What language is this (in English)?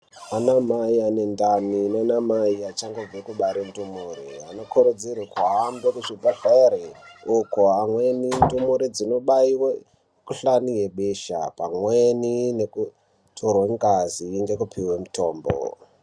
Ndau